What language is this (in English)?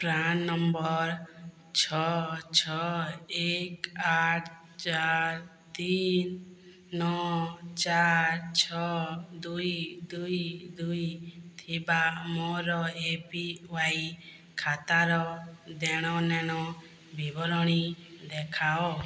Odia